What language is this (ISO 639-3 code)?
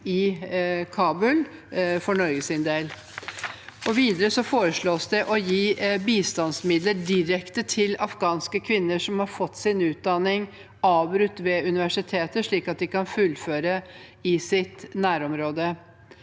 nor